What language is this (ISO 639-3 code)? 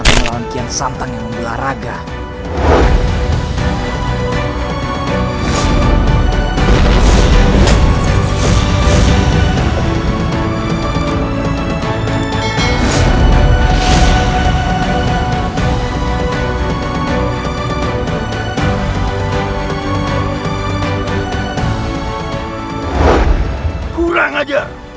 ind